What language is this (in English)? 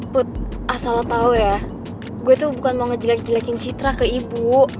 Indonesian